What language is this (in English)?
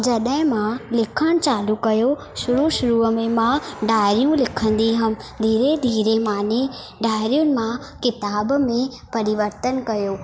Sindhi